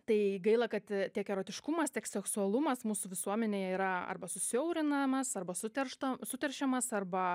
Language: Lithuanian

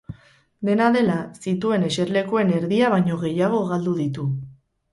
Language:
Basque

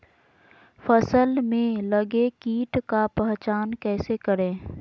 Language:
Magahi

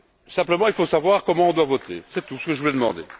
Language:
French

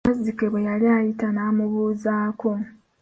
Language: Ganda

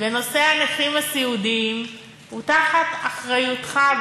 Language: Hebrew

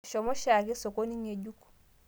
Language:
Masai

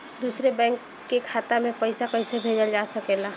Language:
Bhojpuri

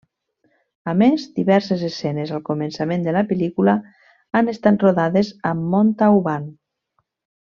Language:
Catalan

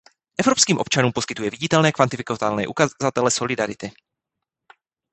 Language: Czech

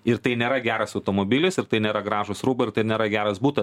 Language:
Lithuanian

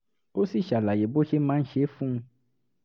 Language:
Yoruba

